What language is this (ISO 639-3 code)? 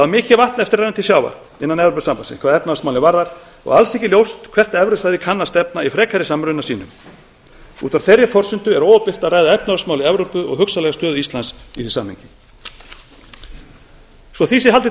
isl